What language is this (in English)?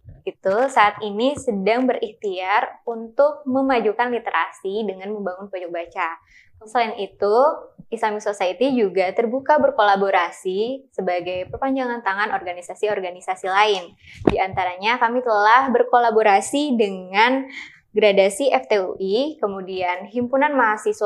Indonesian